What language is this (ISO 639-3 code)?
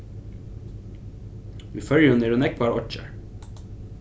fao